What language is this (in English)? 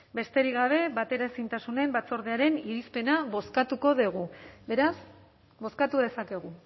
Basque